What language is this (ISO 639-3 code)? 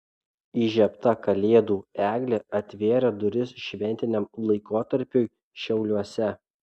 lit